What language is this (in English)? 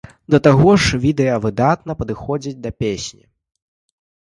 Belarusian